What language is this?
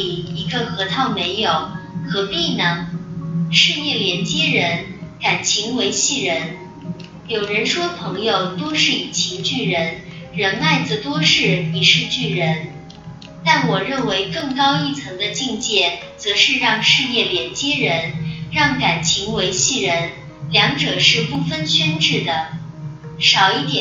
Chinese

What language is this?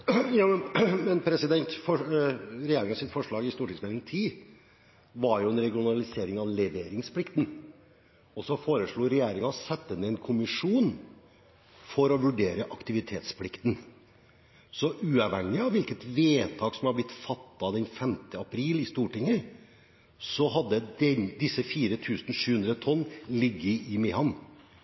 Norwegian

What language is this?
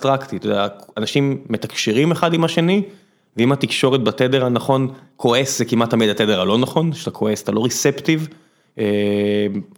Hebrew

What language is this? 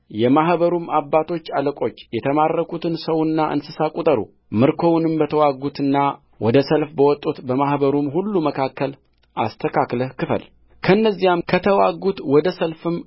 Amharic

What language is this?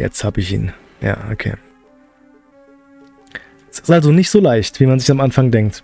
German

